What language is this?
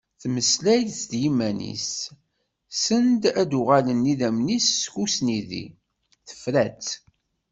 Kabyle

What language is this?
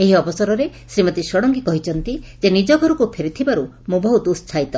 Odia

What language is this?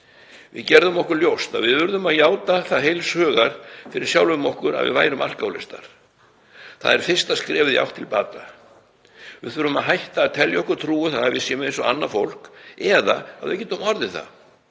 Icelandic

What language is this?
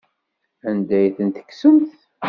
Kabyle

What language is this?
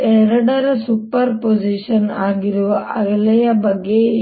Kannada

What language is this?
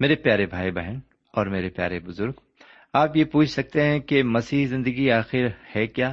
Urdu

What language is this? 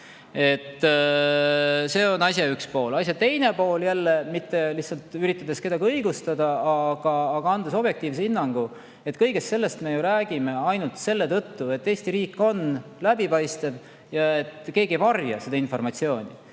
Estonian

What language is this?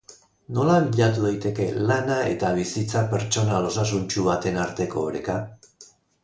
Basque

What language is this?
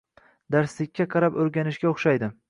Uzbek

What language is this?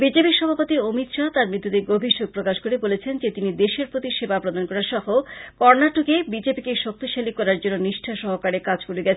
Bangla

